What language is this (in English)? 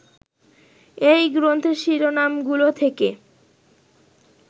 Bangla